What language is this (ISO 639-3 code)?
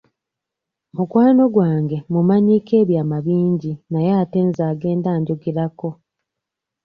lug